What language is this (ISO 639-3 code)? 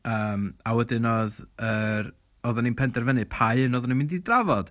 cym